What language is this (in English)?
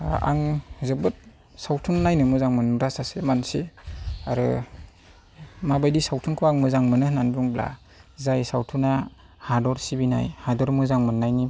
Bodo